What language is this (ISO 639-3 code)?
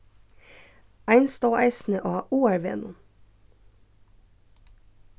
fao